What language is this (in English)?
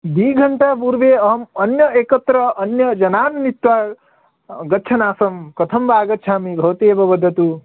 Sanskrit